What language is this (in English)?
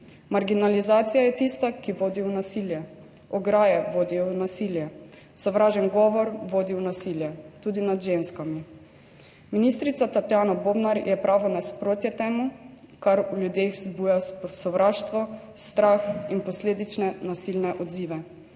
Slovenian